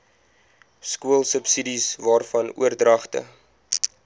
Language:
Afrikaans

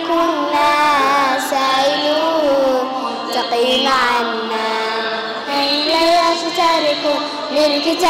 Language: Arabic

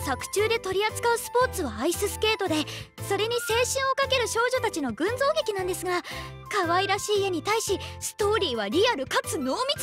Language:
Japanese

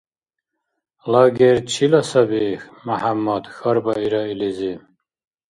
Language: Dargwa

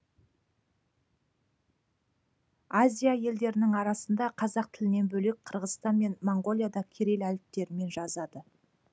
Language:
Kazakh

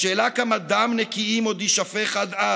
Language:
Hebrew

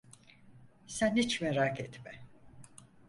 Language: Turkish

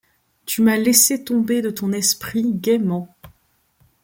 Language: French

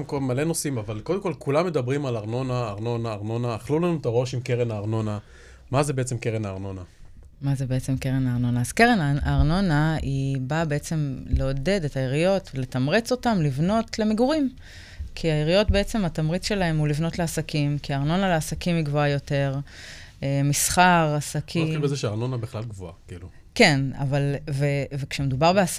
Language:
Hebrew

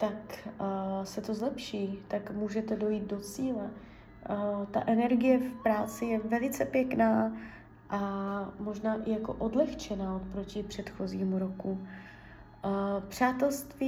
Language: Czech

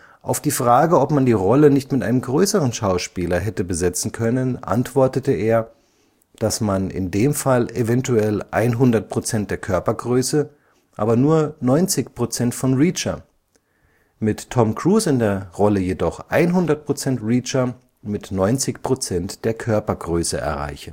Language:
German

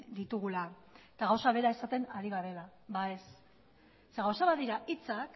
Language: Basque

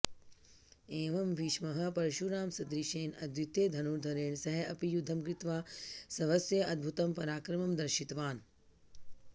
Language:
Sanskrit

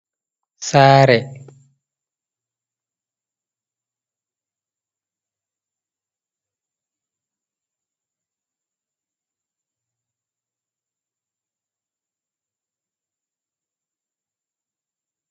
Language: Fula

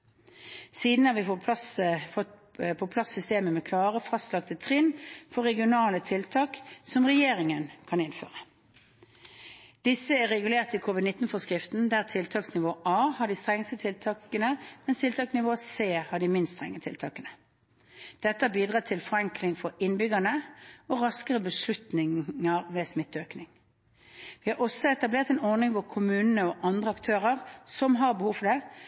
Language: Norwegian Bokmål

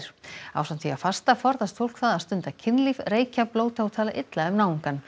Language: Icelandic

